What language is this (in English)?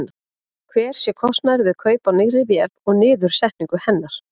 Icelandic